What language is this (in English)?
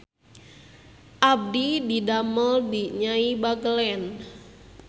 Sundanese